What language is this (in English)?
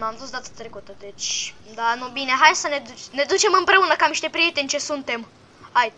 Romanian